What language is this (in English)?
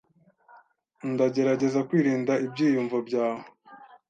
Kinyarwanda